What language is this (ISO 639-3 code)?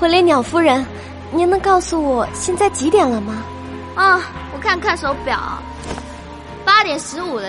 zho